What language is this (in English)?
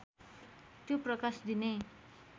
Nepali